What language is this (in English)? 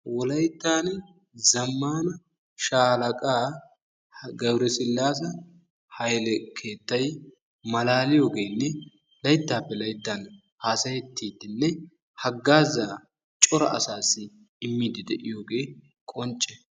Wolaytta